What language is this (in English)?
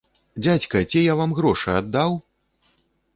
Belarusian